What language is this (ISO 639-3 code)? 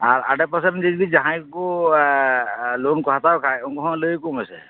sat